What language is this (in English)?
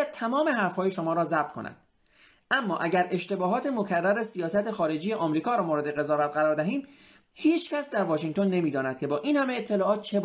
Persian